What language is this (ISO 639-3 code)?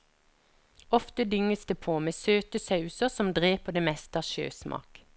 nor